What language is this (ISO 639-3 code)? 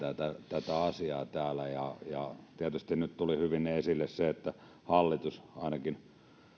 fin